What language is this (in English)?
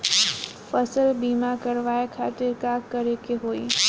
Bhojpuri